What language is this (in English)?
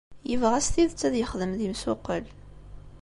Kabyle